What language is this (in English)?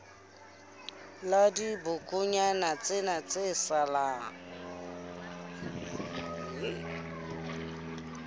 Southern Sotho